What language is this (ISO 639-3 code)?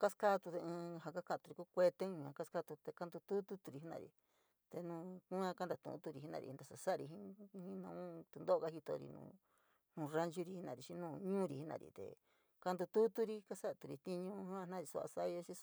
mig